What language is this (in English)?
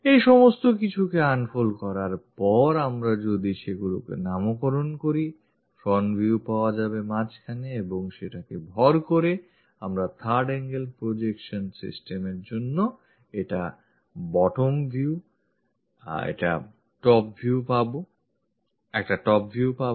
Bangla